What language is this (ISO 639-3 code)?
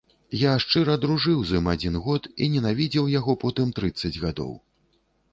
bel